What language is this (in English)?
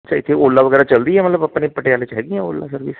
Punjabi